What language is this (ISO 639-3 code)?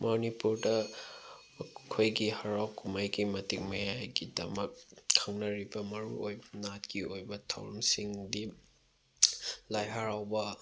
mni